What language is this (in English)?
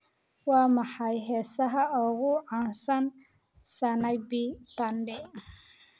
Somali